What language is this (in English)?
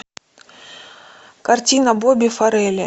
Russian